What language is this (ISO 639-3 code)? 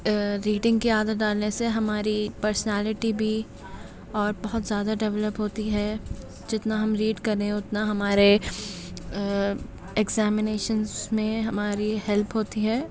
urd